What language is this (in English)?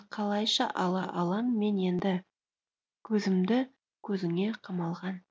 Kazakh